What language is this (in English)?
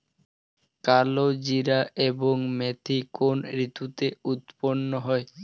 Bangla